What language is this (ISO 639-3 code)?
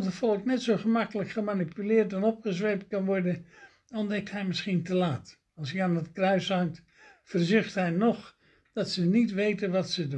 nld